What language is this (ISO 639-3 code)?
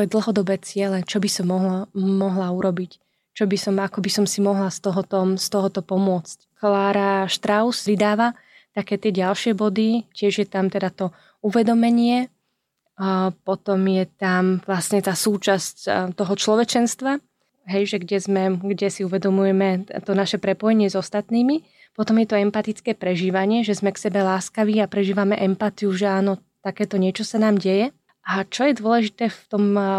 slk